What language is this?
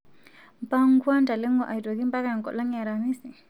Masai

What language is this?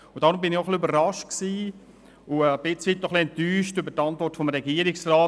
Swiss German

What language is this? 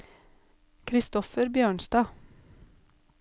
Norwegian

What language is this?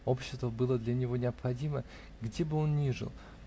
Russian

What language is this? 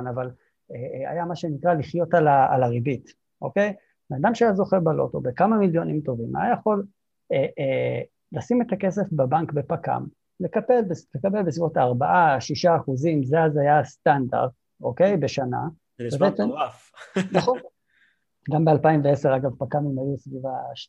Hebrew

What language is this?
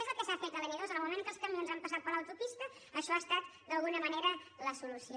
Catalan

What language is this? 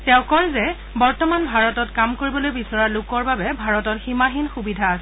Assamese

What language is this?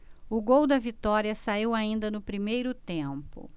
Portuguese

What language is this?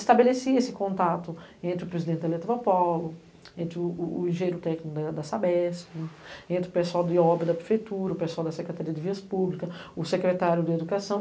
Portuguese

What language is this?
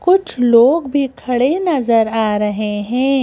Hindi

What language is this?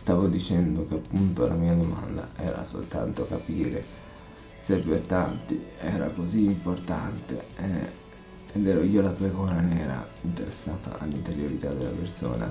Italian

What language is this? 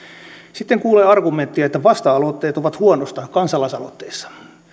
Finnish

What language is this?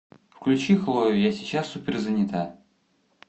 Russian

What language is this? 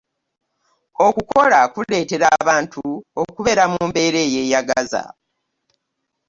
Ganda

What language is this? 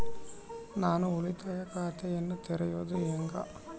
Kannada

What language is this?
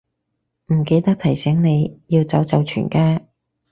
Cantonese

